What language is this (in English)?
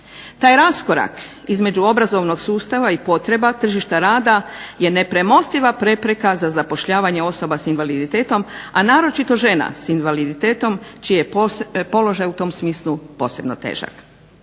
Croatian